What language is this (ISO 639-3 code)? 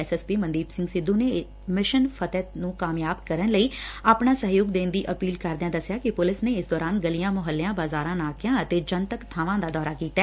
pan